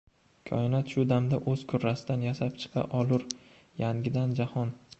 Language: Uzbek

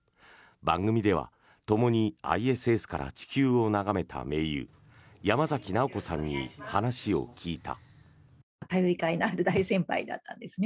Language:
Japanese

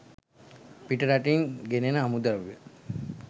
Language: Sinhala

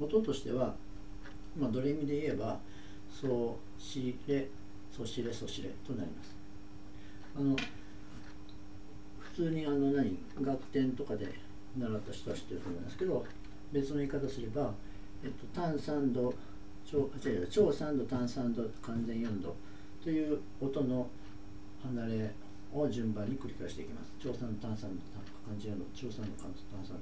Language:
Japanese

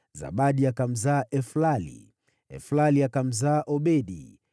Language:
Swahili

